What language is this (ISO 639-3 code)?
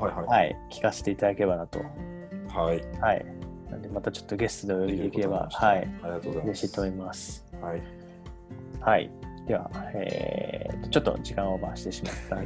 jpn